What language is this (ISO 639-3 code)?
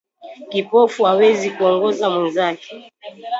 swa